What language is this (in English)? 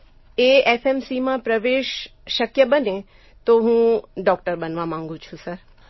Gujarati